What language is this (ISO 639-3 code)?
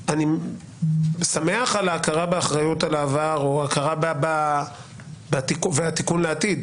heb